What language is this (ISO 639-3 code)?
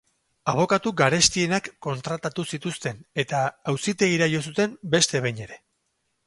eus